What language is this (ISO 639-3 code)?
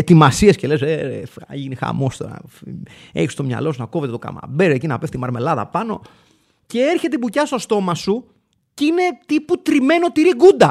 ell